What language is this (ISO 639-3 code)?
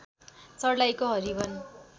nep